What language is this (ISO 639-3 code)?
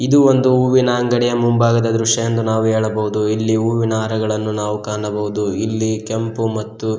kan